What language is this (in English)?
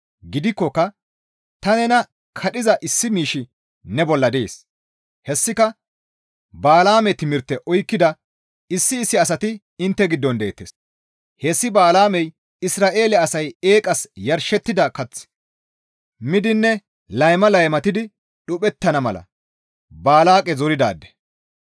Gamo